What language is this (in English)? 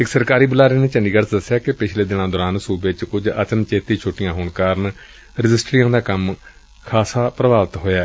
Punjabi